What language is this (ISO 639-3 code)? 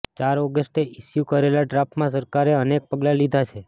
guj